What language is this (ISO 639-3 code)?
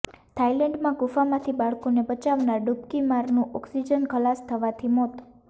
guj